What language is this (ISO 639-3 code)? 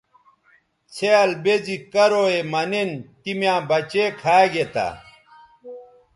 btv